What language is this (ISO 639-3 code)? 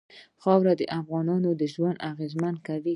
pus